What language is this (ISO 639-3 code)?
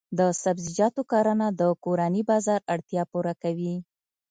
pus